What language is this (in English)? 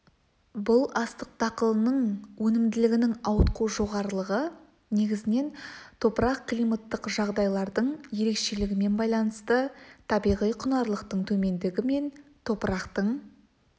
Kazakh